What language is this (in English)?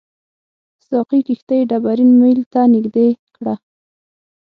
Pashto